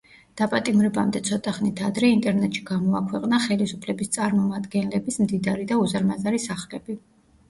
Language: Georgian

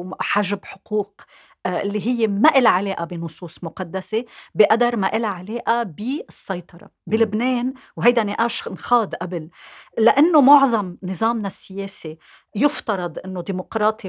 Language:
Arabic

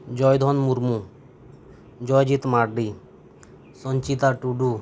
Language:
Santali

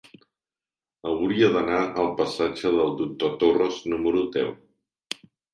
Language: Catalan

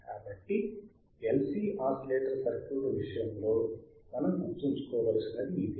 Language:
Telugu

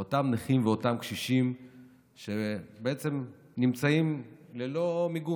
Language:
Hebrew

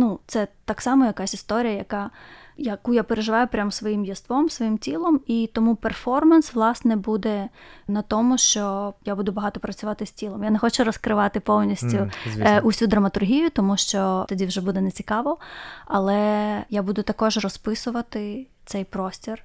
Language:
Ukrainian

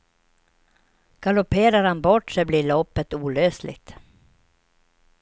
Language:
Swedish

